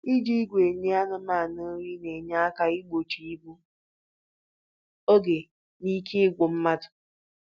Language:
Igbo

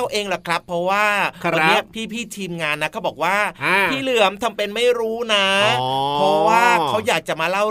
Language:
Thai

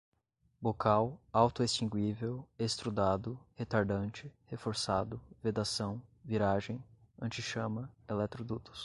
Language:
Portuguese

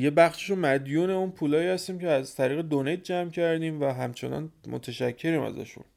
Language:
Persian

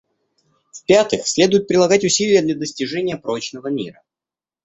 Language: Russian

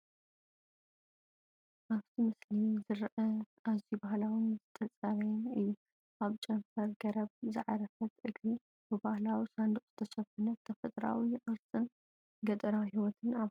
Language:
Tigrinya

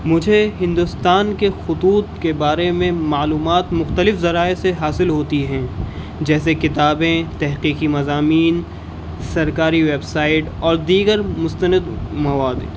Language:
Urdu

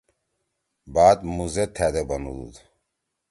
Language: Torwali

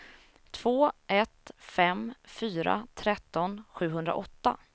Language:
Swedish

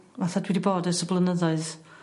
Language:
Welsh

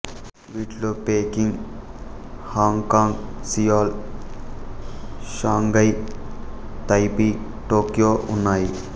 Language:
Telugu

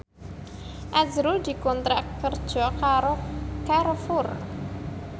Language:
Javanese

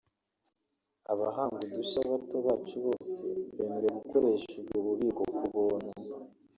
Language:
Kinyarwanda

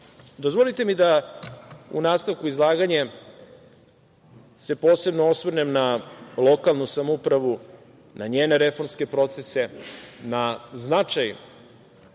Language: Serbian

